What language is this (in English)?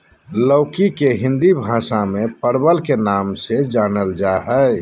Magahi